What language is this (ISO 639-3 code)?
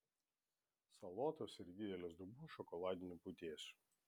lit